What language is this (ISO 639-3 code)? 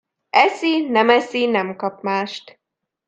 hun